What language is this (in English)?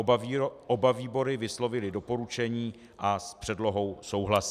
Czech